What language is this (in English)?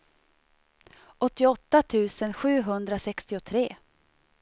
Swedish